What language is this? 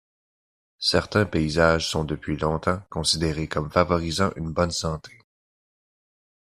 French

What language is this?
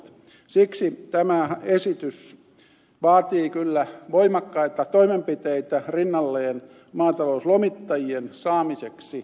Finnish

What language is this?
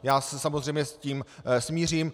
Czech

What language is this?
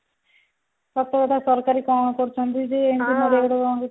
Odia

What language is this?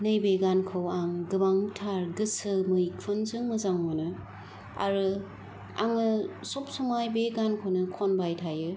Bodo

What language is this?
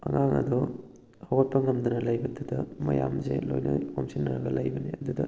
Manipuri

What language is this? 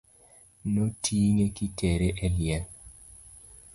Luo (Kenya and Tanzania)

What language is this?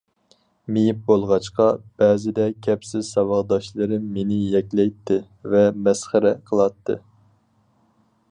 Uyghur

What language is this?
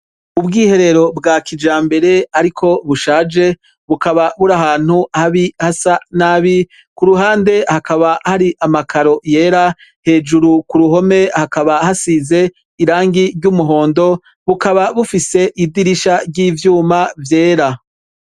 Rundi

